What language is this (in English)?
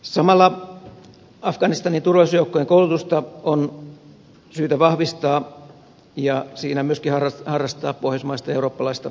Finnish